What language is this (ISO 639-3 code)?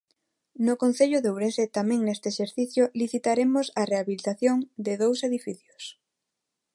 glg